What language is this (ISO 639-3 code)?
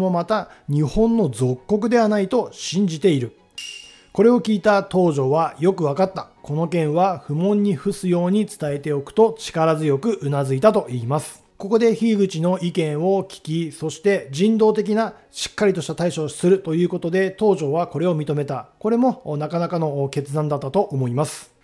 jpn